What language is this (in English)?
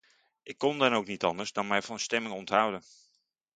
Dutch